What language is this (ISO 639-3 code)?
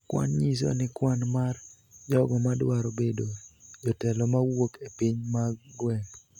luo